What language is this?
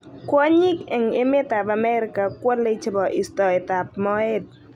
Kalenjin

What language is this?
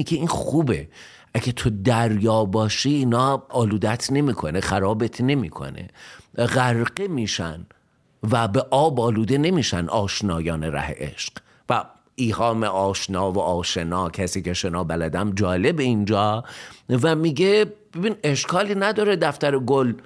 Persian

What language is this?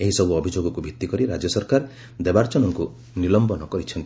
Odia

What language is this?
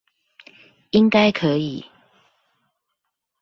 Chinese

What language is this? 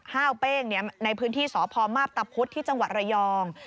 Thai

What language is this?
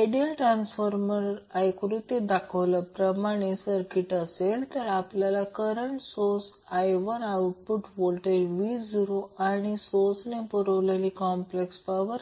Marathi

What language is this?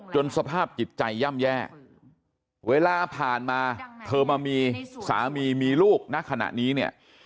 Thai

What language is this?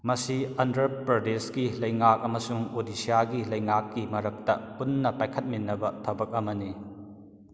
Manipuri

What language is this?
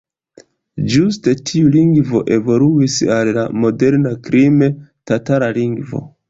Esperanto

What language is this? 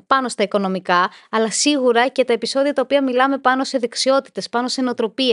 Greek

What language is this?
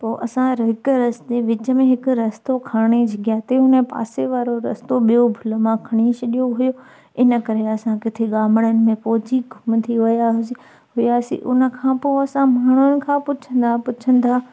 Sindhi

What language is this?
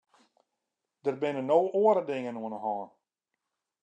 Western Frisian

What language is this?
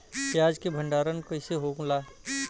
Bhojpuri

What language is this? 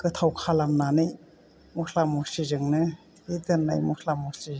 Bodo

